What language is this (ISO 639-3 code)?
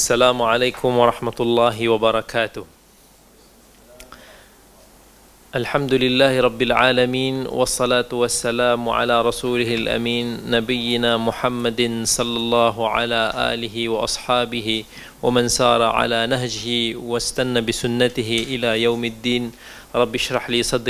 msa